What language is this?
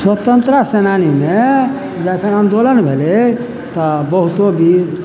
Maithili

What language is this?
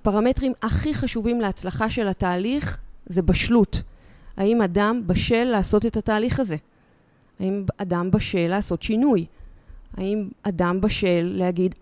Hebrew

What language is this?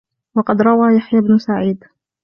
Arabic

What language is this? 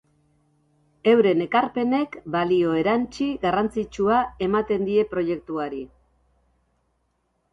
Basque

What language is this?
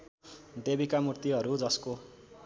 Nepali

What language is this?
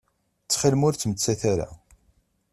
Kabyle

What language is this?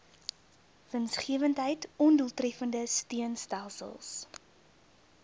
Afrikaans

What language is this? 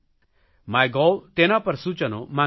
Gujarati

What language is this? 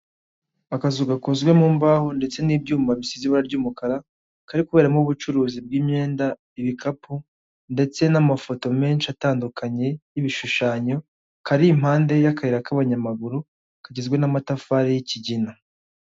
Kinyarwanda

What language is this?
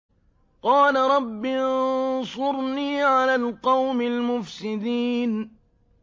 Arabic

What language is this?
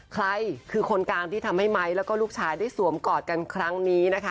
Thai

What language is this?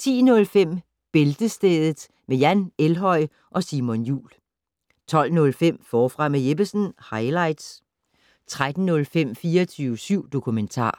Danish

